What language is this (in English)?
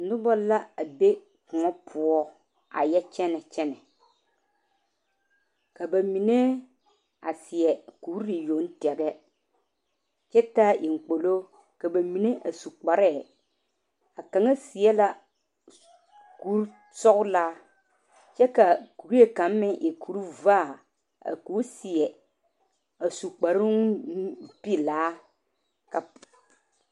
Southern Dagaare